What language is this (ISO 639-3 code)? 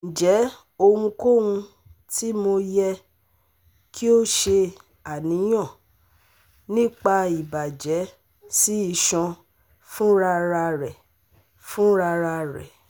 yor